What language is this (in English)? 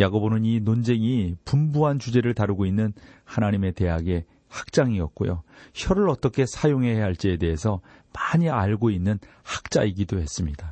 Korean